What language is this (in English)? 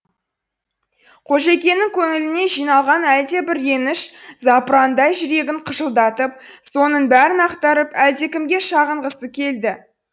Kazakh